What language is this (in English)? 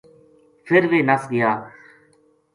Gujari